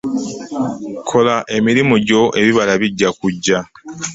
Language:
Ganda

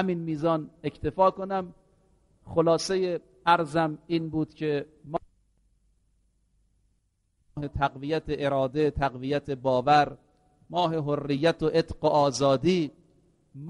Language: Persian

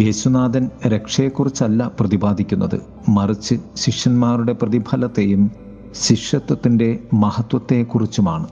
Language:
Malayalam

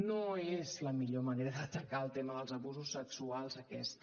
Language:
Catalan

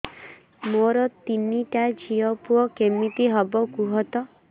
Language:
Odia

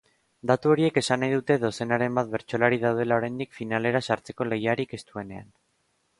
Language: Basque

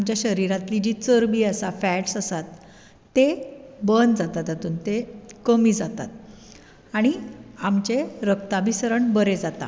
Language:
Konkani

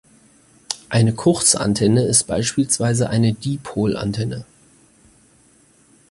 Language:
German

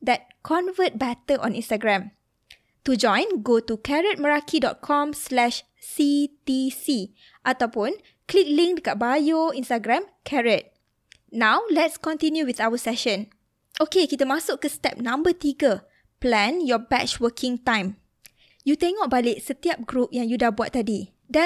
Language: Malay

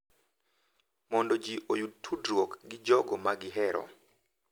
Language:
Luo (Kenya and Tanzania)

